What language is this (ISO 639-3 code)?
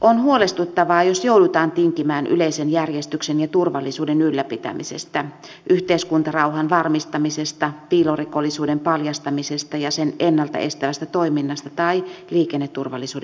fin